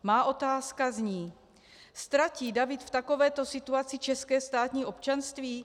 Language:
Czech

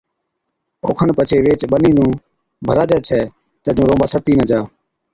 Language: Od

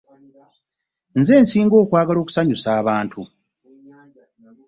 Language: Ganda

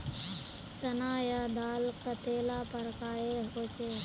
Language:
Magahi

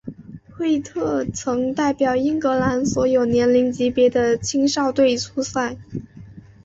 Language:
Chinese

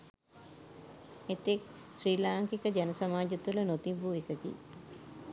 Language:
Sinhala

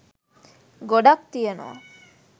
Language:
Sinhala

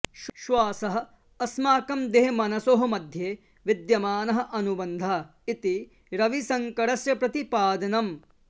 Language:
Sanskrit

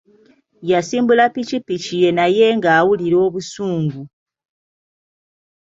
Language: Ganda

